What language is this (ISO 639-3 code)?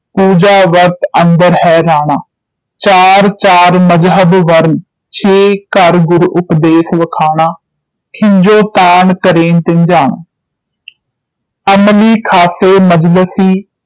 pan